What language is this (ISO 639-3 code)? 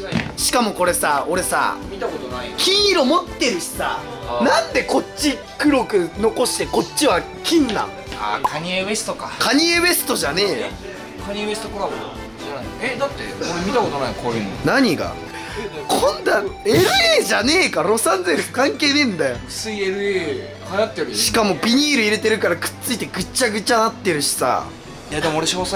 jpn